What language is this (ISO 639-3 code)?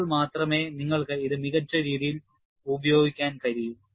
mal